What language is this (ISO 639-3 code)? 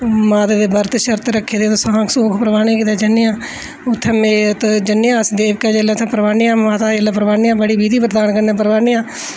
doi